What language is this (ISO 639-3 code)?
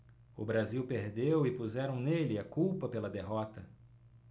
por